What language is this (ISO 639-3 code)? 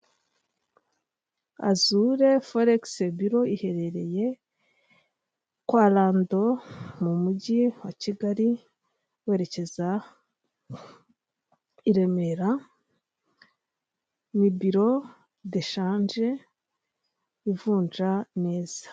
kin